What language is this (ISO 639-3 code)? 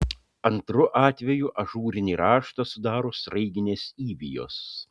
lit